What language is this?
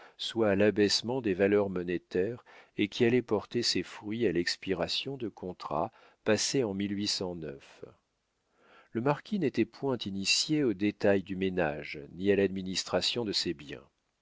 French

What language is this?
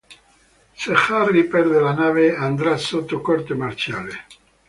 Italian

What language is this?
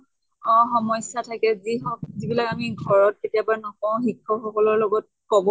Assamese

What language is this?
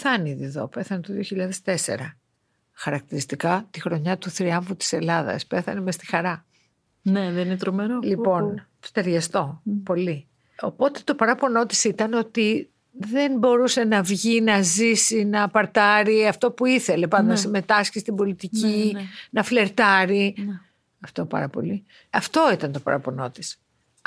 Greek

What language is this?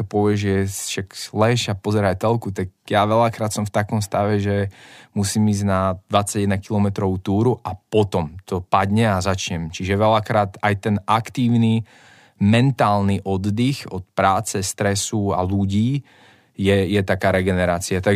Slovak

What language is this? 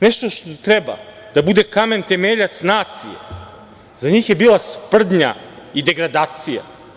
Serbian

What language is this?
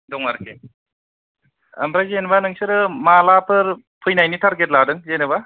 Bodo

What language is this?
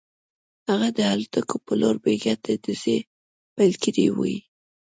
Pashto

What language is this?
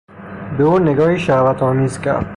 Persian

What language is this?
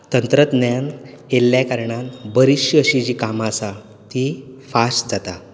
Konkani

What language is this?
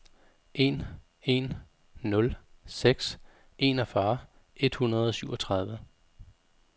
Danish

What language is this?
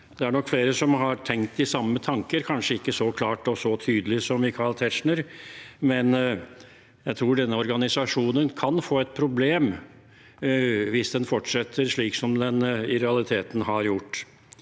Norwegian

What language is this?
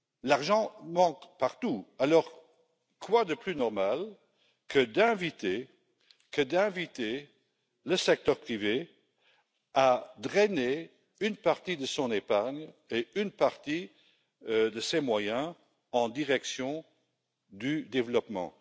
French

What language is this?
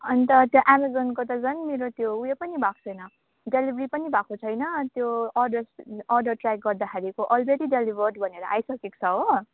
Nepali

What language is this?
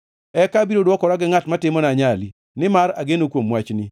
Luo (Kenya and Tanzania)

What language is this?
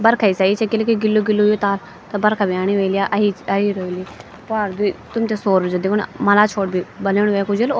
Garhwali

